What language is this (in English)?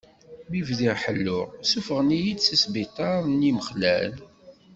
Kabyle